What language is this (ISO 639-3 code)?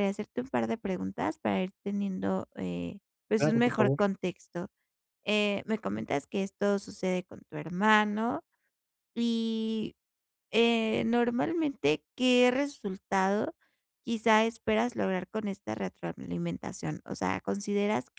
spa